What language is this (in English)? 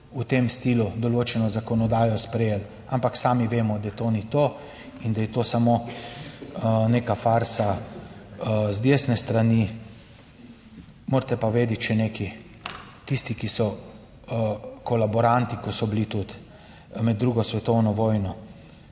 Slovenian